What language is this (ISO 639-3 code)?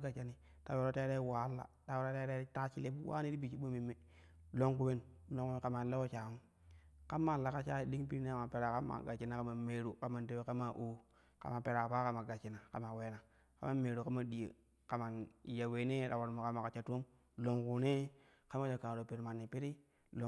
kuh